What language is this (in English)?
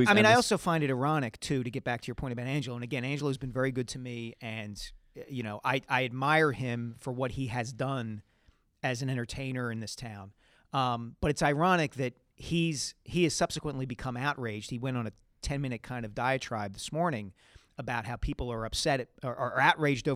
English